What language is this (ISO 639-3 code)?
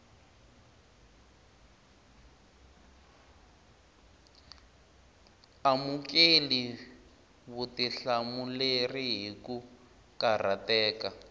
tso